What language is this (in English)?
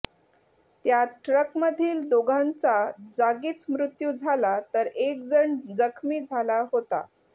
Marathi